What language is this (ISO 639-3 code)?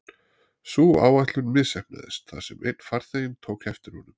isl